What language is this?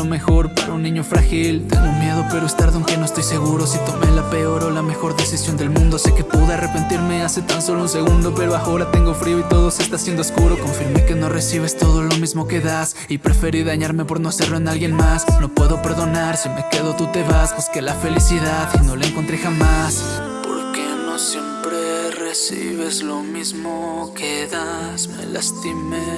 Spanish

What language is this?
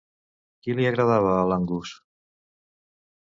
Catalan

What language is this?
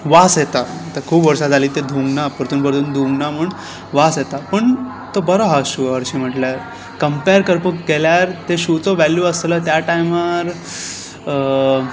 Konkani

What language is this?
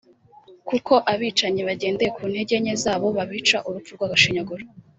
Kinyarwanda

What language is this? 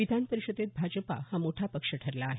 Marathi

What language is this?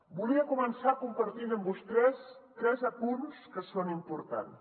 Catalan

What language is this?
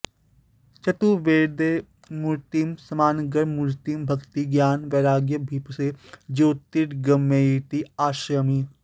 Sanskrit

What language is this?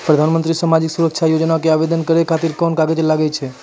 Maithili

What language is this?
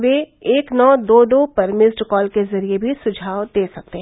Hindi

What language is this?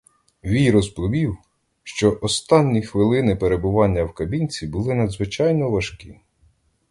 Ukrainian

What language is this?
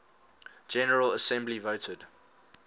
English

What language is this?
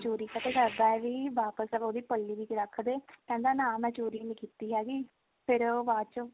Punjabi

